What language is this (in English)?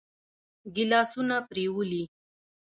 Pashto